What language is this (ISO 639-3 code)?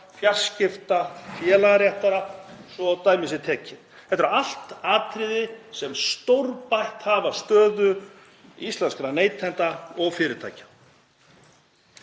isl